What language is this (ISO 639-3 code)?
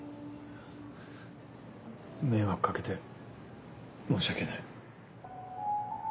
jpn